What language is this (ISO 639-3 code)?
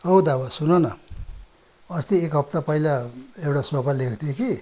nep